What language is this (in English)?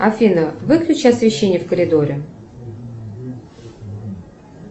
Russian